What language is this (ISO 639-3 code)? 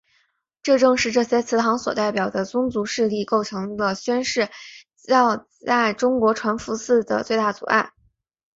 zho